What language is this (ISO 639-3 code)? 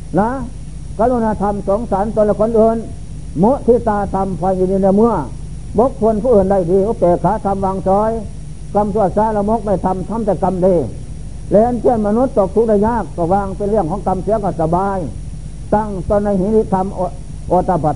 tha